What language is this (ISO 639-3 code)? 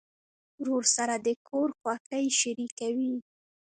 pus